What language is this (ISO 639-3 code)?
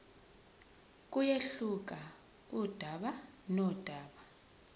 zul